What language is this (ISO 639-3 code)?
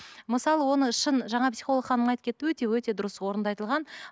kaz